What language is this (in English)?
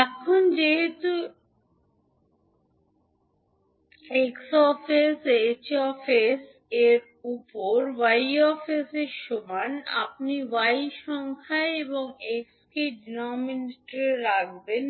Bangla